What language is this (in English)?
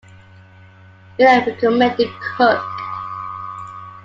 English